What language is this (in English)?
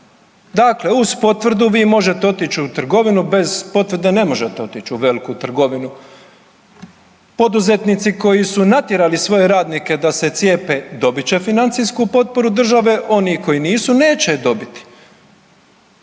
Croatian